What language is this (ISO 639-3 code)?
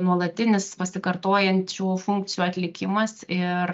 lit